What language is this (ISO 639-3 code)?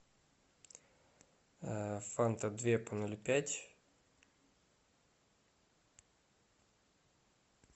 rus